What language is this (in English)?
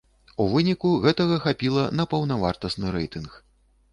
Belarusian